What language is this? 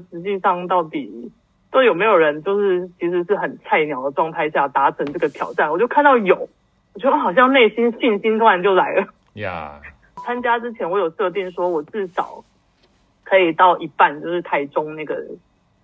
Chinese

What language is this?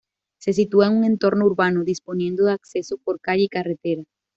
Spanish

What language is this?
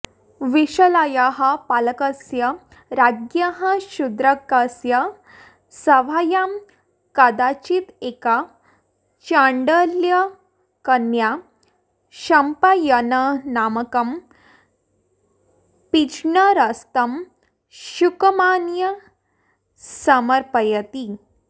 Sanskrit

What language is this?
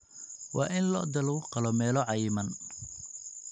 Somali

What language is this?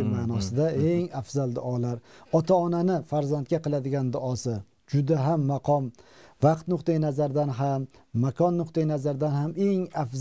Turkish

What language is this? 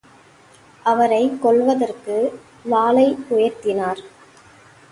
Tamil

